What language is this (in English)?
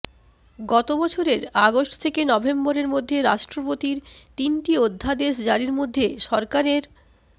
Bangla